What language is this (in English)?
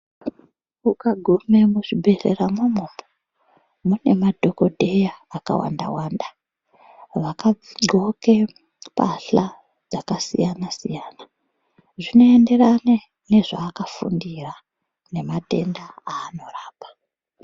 Ndau